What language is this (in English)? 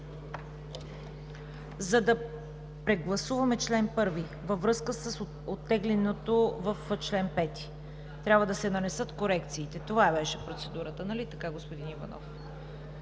Bulgarian